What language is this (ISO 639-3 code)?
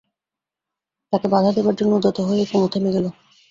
ben